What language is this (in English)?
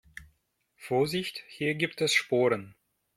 German